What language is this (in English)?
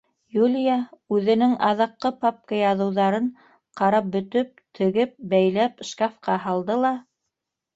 Bashkir